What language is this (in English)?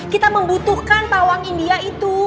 Indonesian